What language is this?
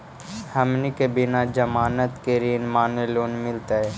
Magahi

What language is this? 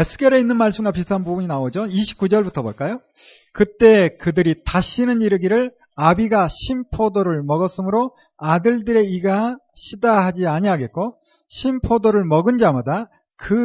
Korean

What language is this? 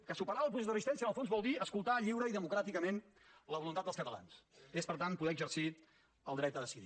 Catalan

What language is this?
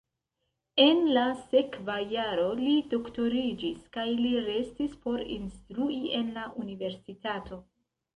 Esperanto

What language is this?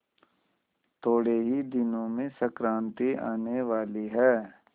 Hindi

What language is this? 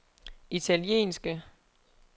Danish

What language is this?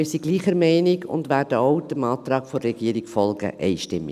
Swiss German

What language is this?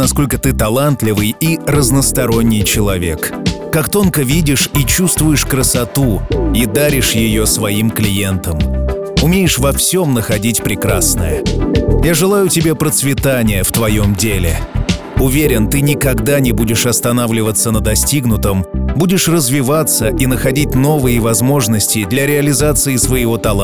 Russian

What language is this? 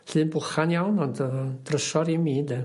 Welsh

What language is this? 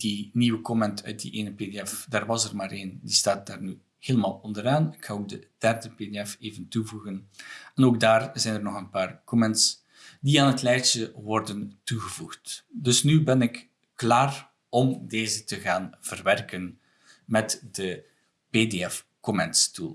Dutch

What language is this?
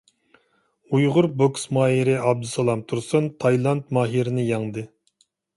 Uyghur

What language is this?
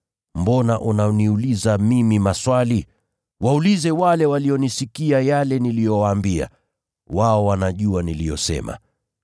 Swahili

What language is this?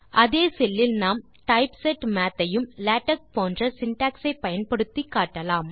Tamil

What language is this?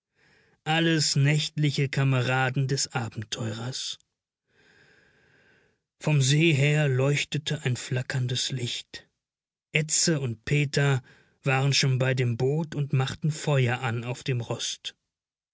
German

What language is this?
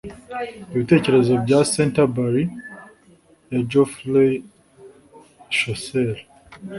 Kinyarwanda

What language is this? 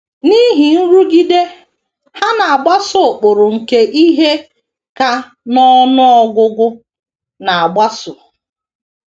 Igbo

